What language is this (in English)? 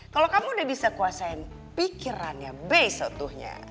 Indonesian